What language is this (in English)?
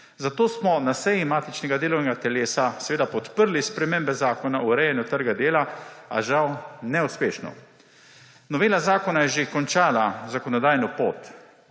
Slovenian